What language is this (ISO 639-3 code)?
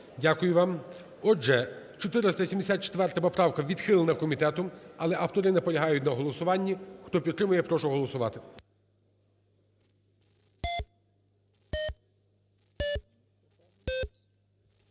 ukr